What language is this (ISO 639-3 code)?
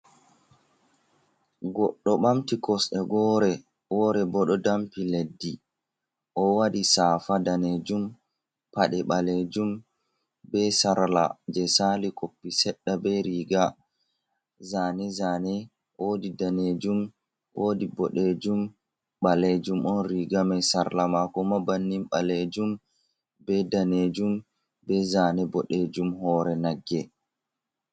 ful